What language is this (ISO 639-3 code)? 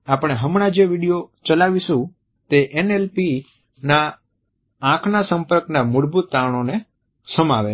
guj